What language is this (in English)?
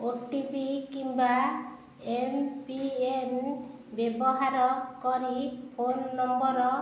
Odia